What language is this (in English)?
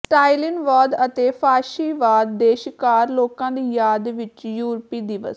Punjabi